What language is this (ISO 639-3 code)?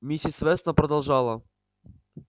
rus